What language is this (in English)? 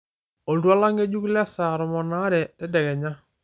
Masai